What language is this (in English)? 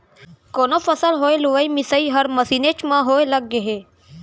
Chhattisgarhi